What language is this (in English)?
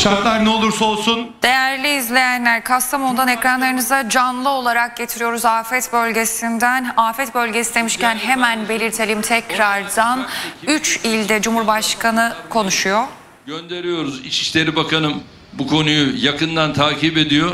Turkish